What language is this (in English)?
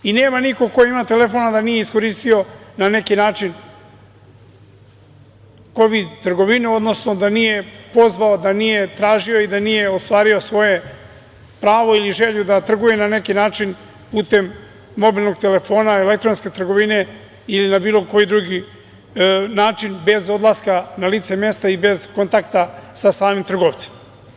Serbian